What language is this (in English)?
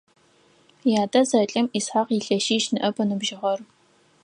Adyghe